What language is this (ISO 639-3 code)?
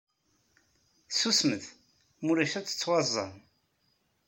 kab